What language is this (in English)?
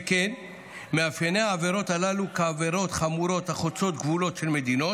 Hebrew